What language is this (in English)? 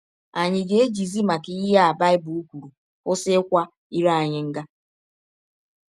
Igbo